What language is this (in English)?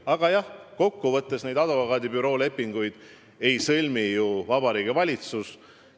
Estonian